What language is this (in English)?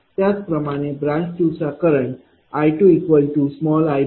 Marathi